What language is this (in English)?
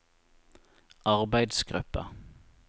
Norwegian